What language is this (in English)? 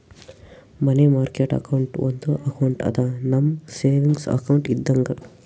Kannada